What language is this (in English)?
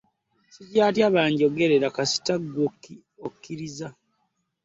Ganda